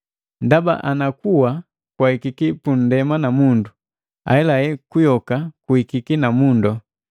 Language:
Matengo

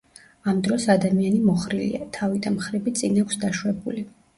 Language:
Georgian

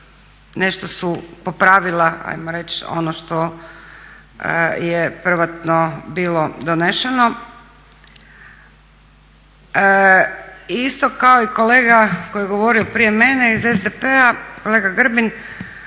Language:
Croatian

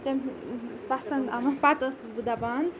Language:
Kashmiri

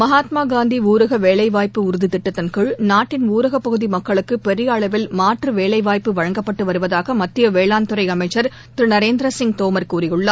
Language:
Tamil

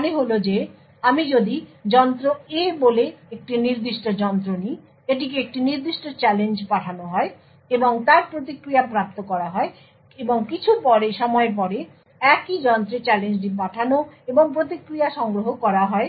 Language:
Bangla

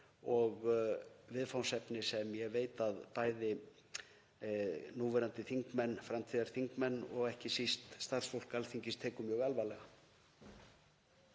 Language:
Icelandic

